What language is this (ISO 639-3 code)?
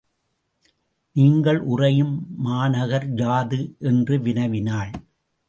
tam